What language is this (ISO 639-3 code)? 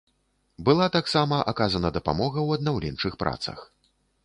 bel